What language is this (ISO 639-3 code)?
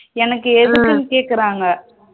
tam